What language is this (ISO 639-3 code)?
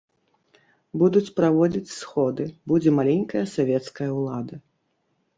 bel